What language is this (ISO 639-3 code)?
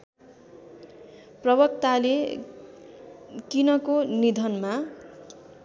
nep